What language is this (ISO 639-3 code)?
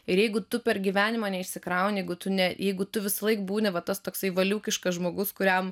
lit